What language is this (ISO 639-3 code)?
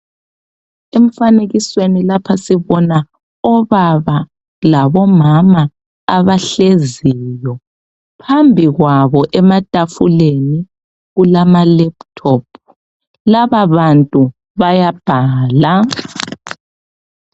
nde